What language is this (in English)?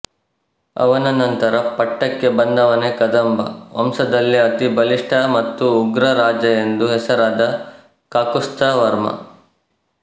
Kannada